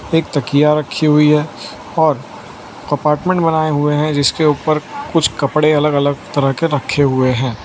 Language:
Hindi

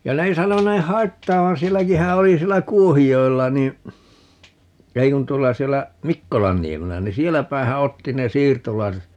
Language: Finnish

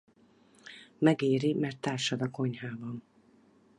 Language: Hungarian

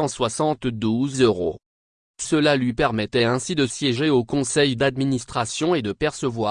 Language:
French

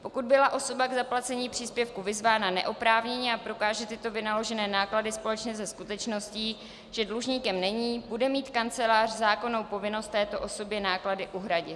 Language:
Czech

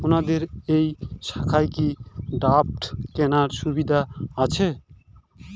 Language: Bangla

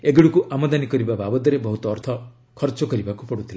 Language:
Odia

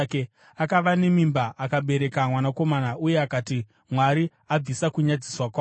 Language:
Shona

